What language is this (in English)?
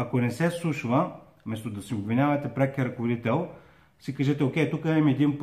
Bulgarian